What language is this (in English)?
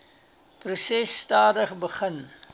Afrikaans